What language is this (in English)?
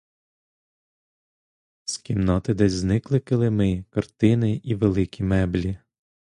Ukrainian